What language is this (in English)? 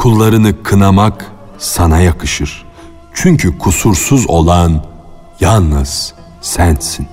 Turkish